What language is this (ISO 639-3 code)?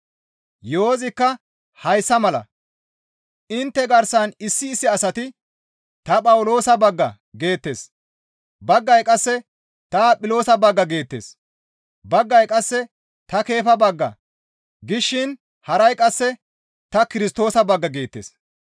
gmv